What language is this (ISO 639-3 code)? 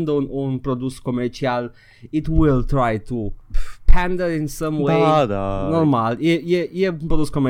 ron